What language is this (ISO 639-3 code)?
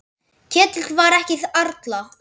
isl